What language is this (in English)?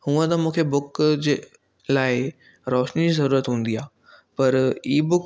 Sindhi